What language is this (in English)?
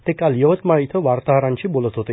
Marathi